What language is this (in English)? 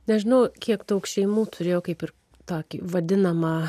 Lithuanian